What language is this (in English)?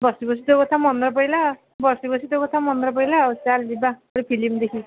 Odia